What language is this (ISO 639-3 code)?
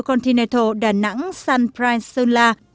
vie